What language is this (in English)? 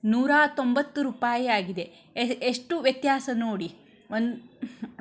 Kannada